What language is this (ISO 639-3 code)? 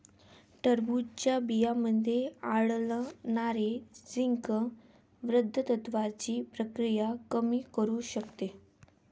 mar